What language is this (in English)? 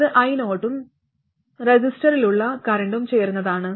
Malayalam